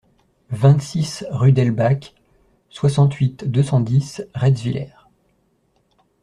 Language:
French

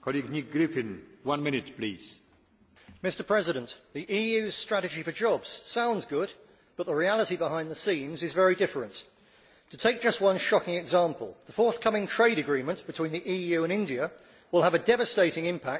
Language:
English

